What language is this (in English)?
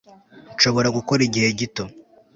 Kinyarwanda